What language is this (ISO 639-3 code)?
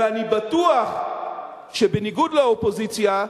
heb